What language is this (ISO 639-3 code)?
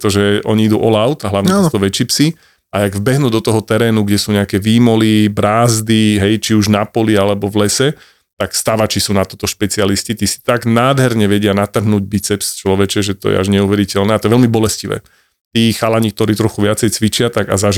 slk